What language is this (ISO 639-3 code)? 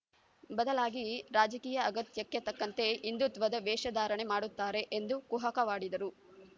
kan